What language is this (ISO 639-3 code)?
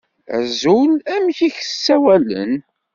kab